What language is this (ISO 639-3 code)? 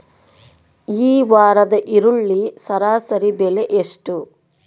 kan